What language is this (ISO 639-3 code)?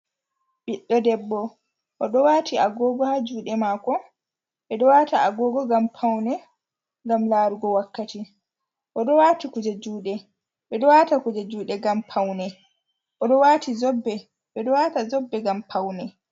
ful